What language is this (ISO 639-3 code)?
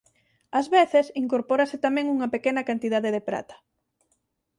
glg